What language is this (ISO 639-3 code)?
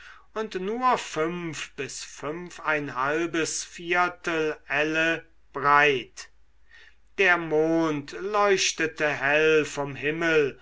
deu